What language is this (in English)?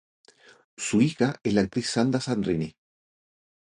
Spanish